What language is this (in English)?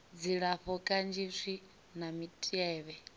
Venda